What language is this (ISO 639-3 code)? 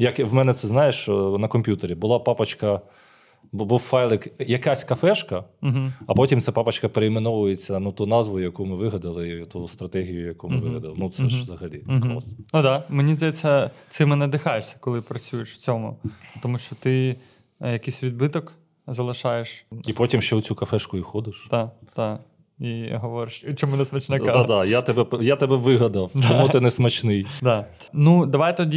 ukr